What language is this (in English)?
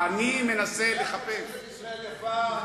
Hebrew